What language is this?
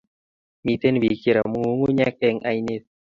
Kalenjin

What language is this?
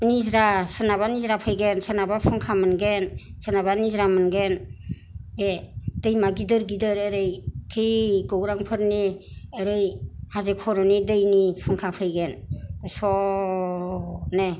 Bodo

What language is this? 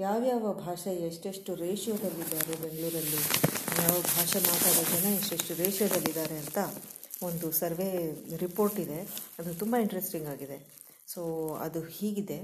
Kannada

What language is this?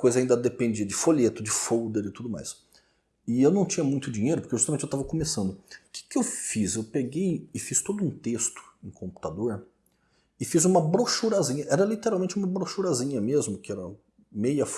Portuguese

